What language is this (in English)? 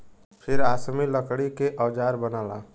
Bhojpuri